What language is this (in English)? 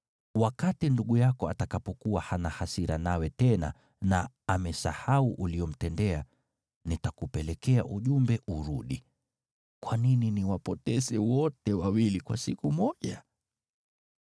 Swahili